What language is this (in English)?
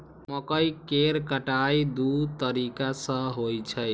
Maithili